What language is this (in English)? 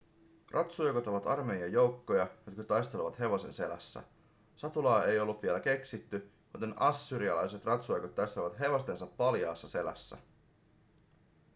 Finnish